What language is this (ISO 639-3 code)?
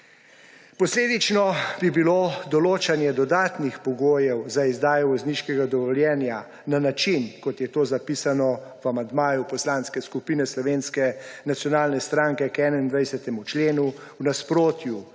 slv